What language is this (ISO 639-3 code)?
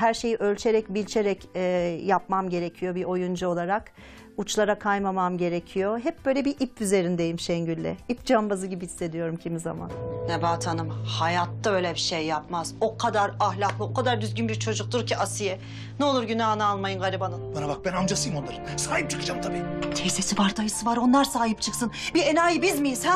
tur